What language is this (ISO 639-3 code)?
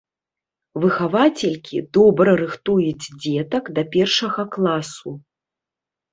bel